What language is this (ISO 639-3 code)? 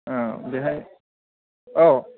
brx